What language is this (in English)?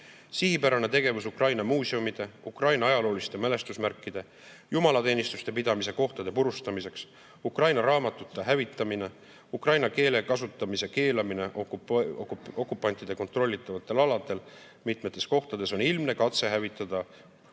Estonian